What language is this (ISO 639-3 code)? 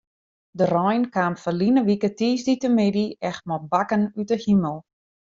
fry